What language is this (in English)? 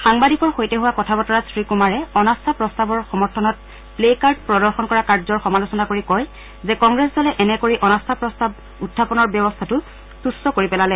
Assamese